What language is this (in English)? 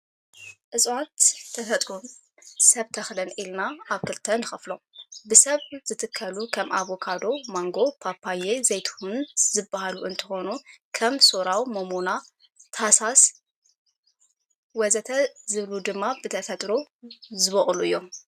Tigrinya